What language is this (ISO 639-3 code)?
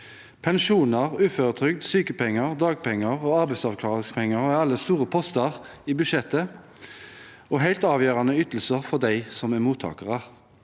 nor